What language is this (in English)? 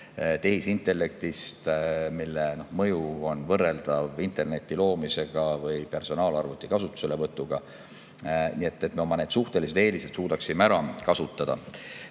Estonian